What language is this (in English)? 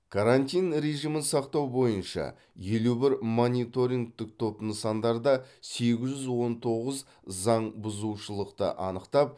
Kazakh